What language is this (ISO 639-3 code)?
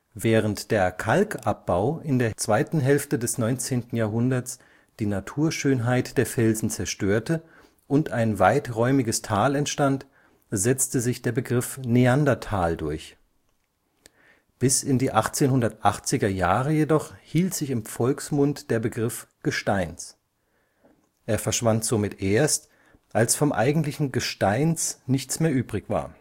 deu